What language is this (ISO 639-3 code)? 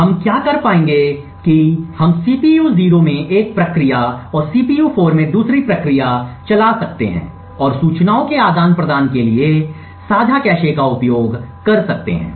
hin